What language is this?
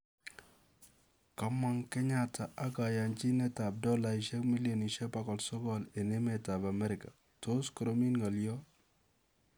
Kalenjin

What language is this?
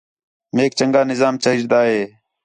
Khetrani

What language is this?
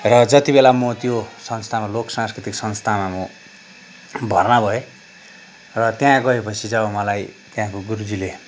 Nepali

